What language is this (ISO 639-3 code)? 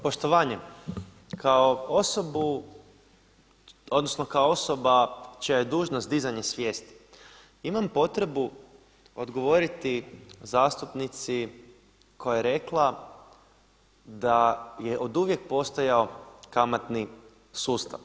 hrv